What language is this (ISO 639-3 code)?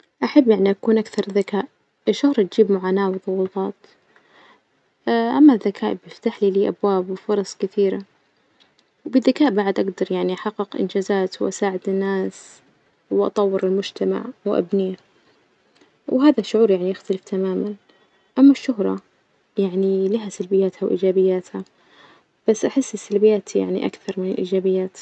ars